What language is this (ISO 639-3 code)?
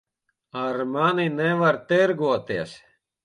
lav